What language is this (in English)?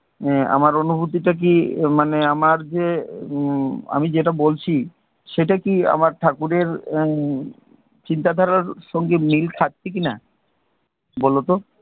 Bangla